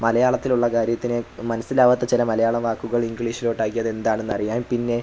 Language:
Malayalam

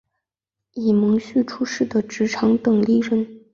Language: Chinese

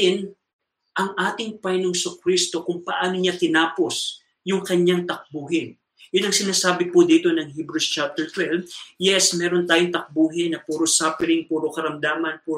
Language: Filipino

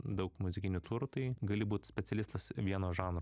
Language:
Lithuanian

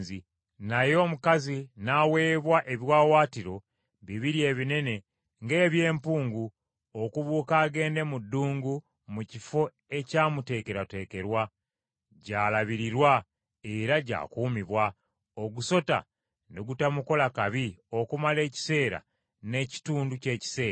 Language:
Ganda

